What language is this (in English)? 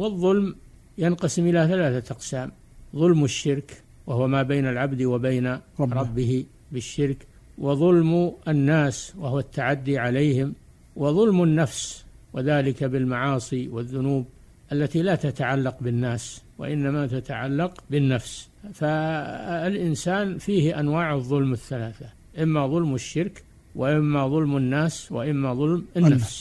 Arabic